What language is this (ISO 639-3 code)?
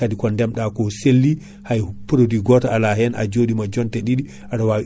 ful